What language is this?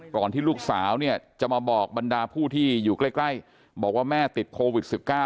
Thai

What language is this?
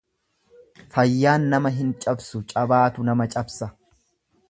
Oromo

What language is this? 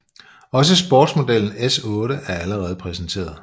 Danish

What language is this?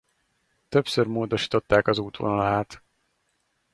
Hungarian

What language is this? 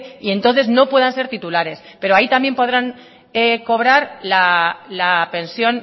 Spanish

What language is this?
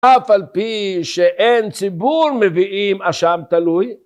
Hebrew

